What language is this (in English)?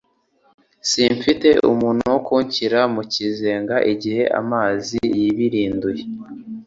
Kinyarwanda